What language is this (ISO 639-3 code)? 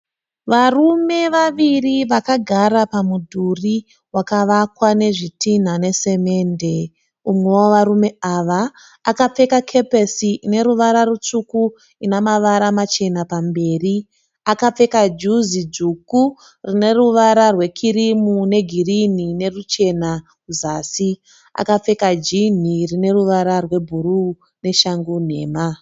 sna